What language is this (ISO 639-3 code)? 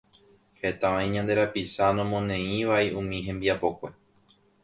grn